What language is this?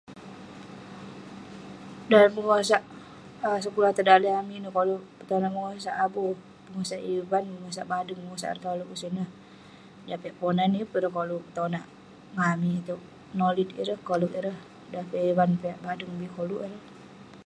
Western Penan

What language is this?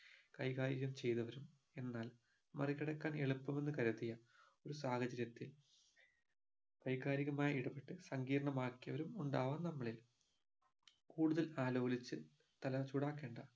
Malayalam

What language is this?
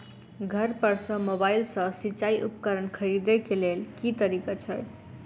Maithili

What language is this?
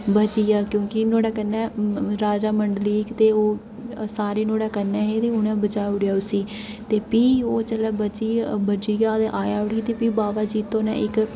Dogri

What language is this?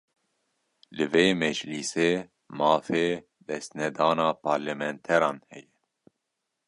Kurdish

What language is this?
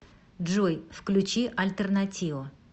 Russian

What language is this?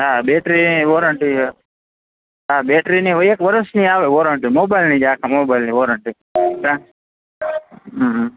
Gujarati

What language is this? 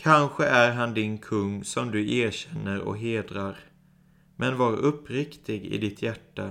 Swedish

